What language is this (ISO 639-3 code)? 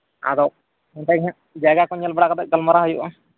sat